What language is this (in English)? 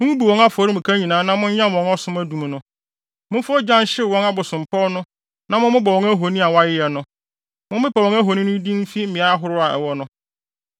Akan